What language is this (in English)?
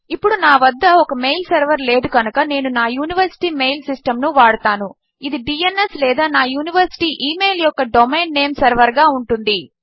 Telugu